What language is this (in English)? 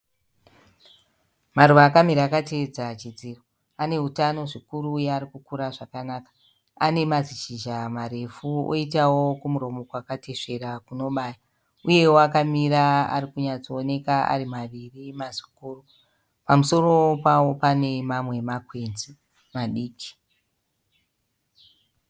Shona